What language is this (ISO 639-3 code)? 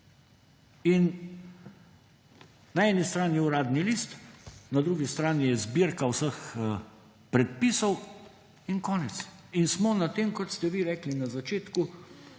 slv